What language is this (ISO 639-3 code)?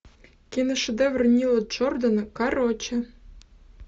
rus